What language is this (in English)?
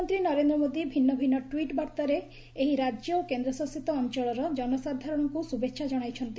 Odia